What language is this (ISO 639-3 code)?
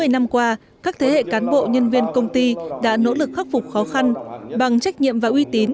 vie